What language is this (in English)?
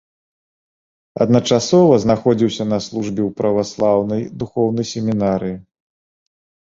Belarusian